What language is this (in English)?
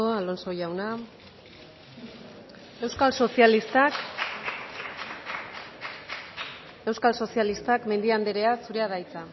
Basque